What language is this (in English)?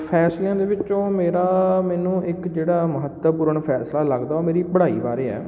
Punjabi